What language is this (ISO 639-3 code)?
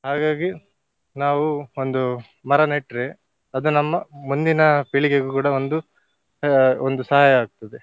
kan